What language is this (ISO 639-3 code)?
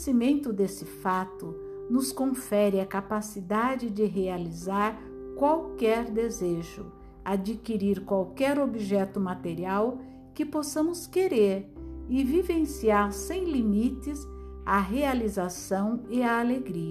por